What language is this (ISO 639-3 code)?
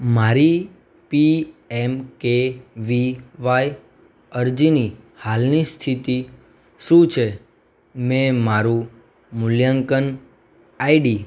guj